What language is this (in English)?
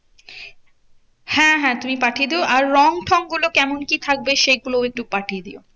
Bangla